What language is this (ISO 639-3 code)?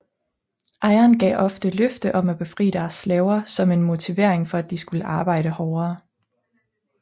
dan